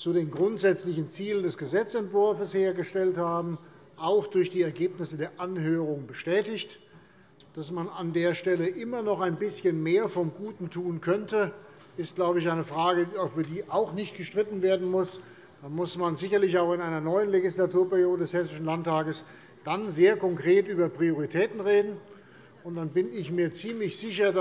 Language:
German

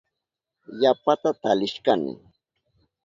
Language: Southern Pastaza Quechua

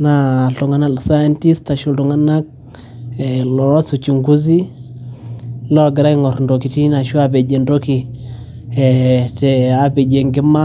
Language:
Masai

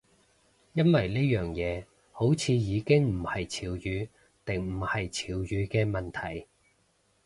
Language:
Cantonese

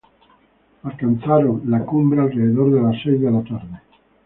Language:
Spanish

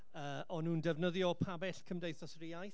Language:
Welsh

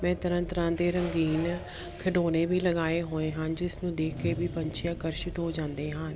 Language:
Punjabi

